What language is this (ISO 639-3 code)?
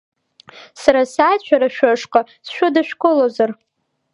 abk